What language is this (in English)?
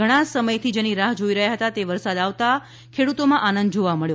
Gujarati